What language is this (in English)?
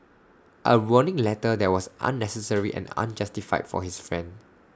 English